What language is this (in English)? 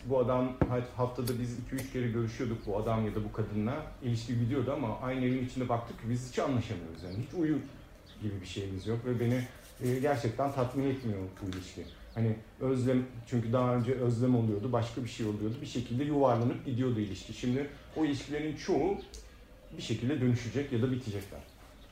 Turkish